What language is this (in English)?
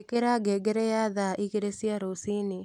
Kikuyu